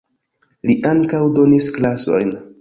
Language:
Esperanto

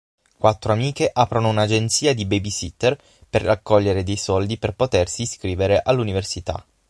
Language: Italian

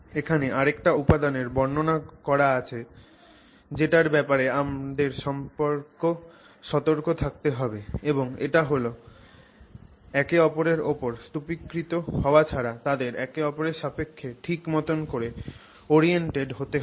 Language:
Bangla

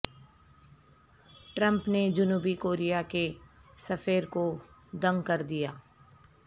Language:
Urdu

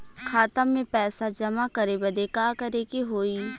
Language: Bhojpuri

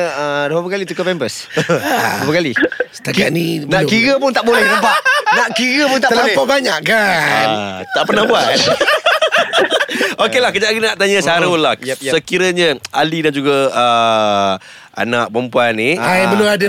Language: Malay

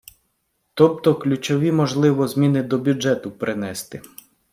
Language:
Ukrainian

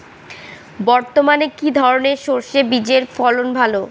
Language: Bangla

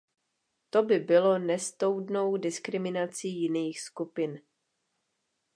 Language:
Czech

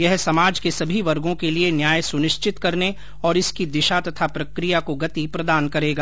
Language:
Hindi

